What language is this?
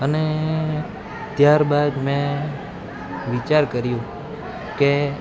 Gujarati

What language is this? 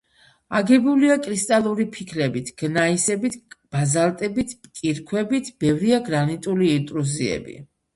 Georgian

